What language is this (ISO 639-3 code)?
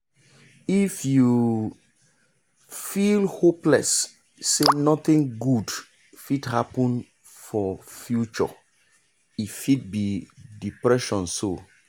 pcm